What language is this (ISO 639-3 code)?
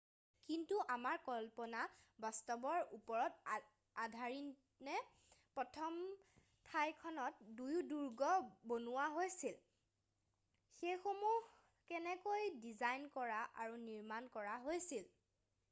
asm